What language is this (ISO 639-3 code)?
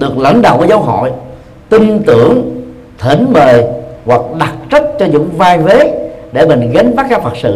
vie